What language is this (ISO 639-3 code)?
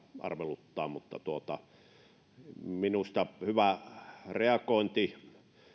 fin